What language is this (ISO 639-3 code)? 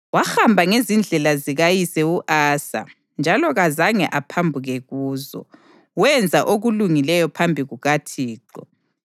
nde